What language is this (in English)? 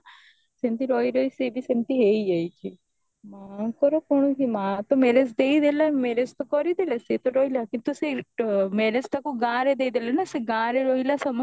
Odia